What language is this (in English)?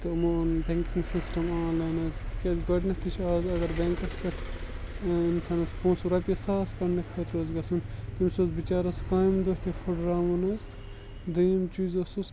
Kashmiri